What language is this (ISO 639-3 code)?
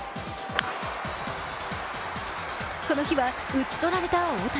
jpn